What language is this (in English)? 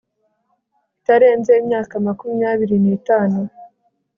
Kinyarwanda